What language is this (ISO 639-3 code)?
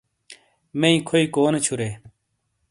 scl